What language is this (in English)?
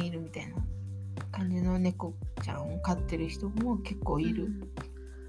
Japanese